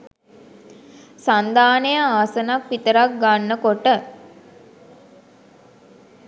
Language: Sinhala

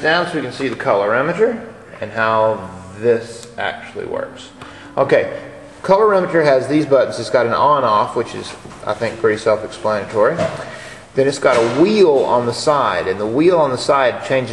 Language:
English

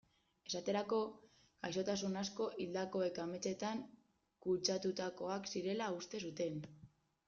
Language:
Basque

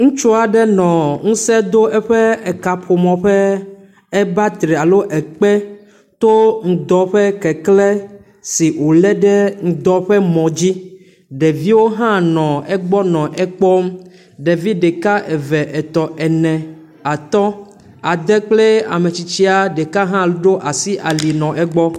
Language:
Ewe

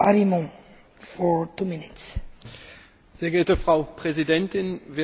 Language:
German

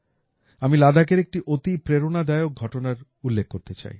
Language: Bangla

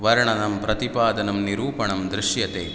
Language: Sanskrit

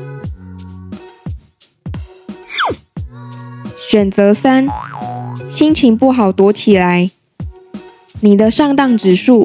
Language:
Chinese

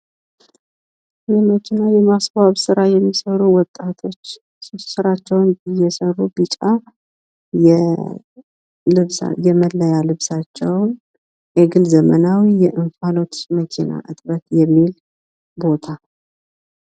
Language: Amharic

